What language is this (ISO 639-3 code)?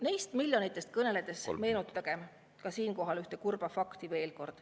est